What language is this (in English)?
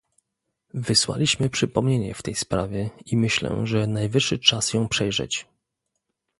Polish